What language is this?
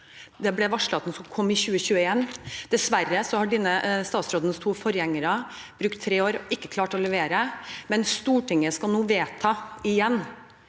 Norwegian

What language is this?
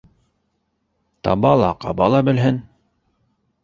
Bashkir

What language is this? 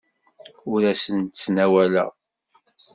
Kabyle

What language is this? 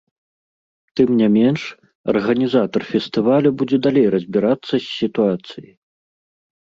Belarusian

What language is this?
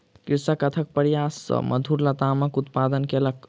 Maithili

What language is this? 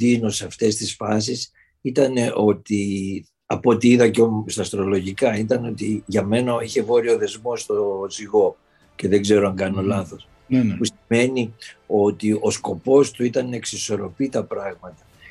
Greek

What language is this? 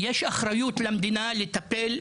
Hebrew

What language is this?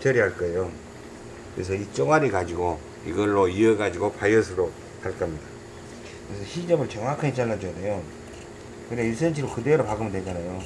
Korean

